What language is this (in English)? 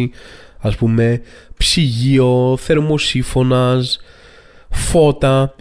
Greek